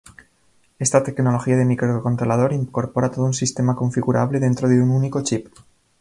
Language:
Spanish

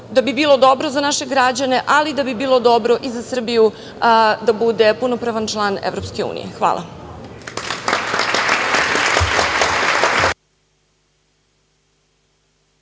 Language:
Serbian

